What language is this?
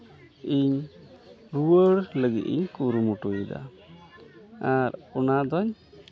Santali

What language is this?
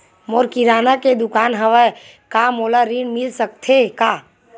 Chhattisgarhi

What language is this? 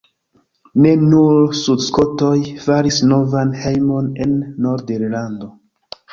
Esperanto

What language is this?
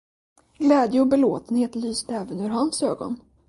Swedish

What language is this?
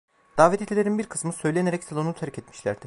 Turkish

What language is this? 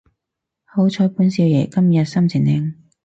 Cantonese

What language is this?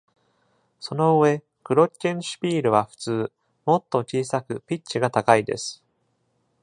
Japanese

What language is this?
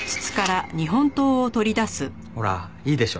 Japanese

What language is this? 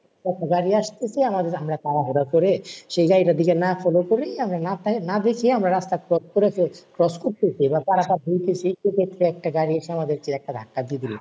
Bangla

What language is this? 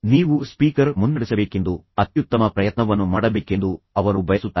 Kannada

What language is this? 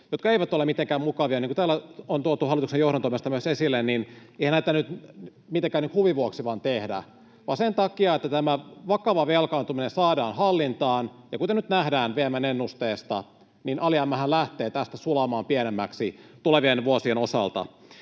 Finnish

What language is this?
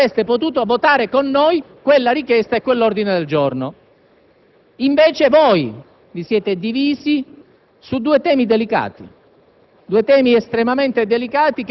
Italian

